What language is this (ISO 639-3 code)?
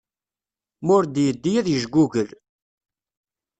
kab